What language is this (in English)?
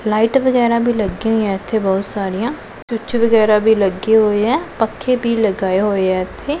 Punjabi